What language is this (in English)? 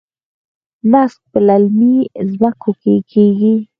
Pashto